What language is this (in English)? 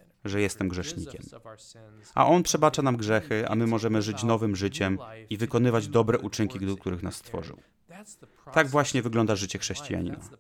Polish